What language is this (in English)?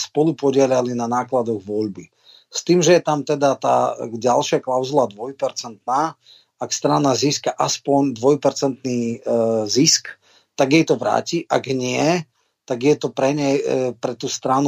Slovak